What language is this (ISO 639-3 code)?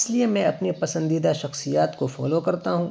urd